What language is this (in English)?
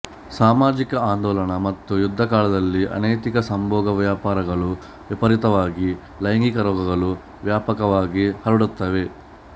Kannada